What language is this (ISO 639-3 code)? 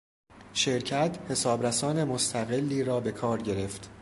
fas